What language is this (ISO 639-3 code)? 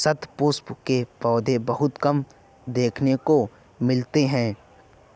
hin